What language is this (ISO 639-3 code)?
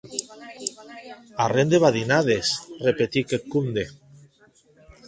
oci